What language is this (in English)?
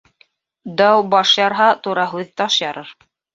Bashkir